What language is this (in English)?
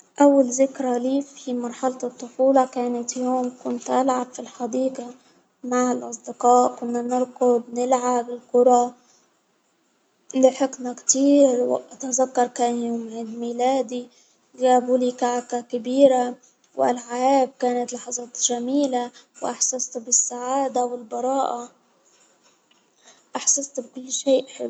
Hijazi Arabic